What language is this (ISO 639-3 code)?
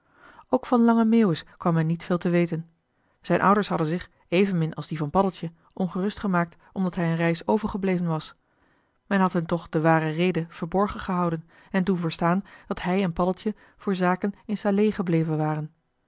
nld